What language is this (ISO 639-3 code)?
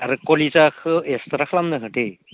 brx